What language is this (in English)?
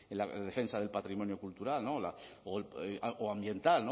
Spanish